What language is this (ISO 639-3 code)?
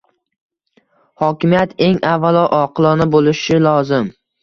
uzb